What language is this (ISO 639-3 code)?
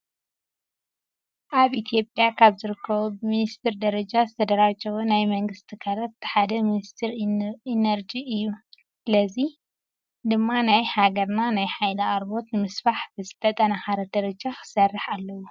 tir